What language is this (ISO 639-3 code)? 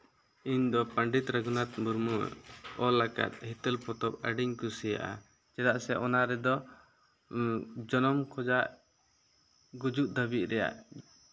sat